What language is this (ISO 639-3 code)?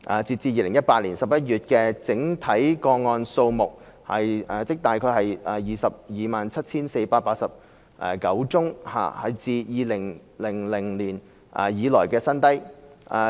yue